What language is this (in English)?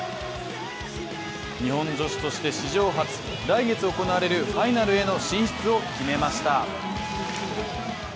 Japanese